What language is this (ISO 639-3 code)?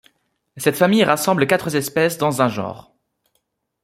fra